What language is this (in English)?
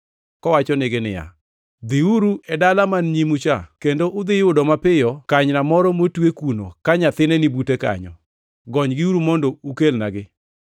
Luo (Kenya and Tanzania)